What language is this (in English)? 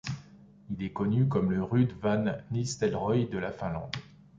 French